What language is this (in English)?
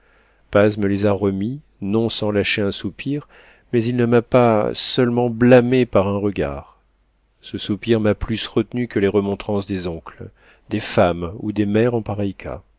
French